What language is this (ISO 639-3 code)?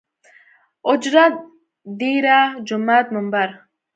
pus